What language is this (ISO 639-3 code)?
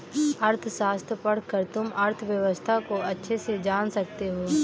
hin